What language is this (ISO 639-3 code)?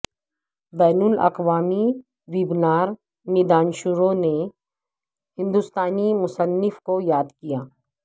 urd